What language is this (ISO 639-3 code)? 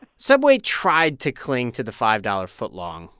eng